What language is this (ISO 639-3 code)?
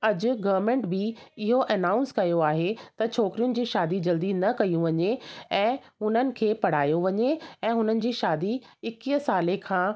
snd